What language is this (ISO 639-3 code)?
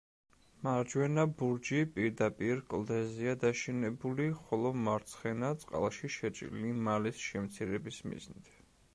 kat